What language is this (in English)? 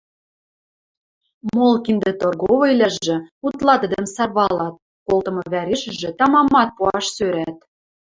Western Mari